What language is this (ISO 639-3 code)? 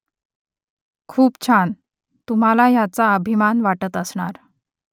mar